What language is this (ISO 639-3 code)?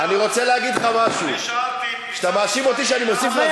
heb